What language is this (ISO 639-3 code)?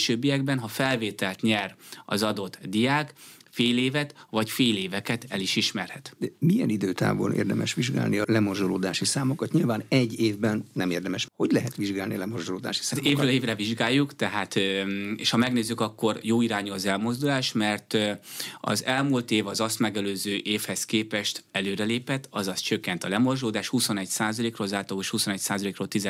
hun